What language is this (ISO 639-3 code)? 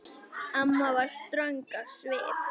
isl